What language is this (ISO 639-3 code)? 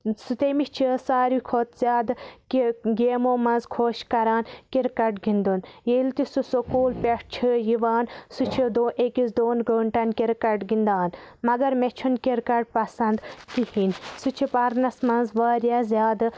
kas